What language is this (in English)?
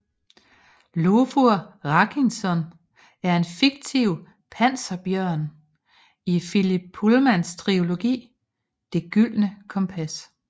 Danish